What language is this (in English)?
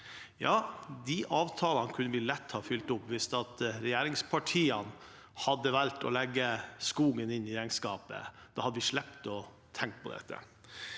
Norwegian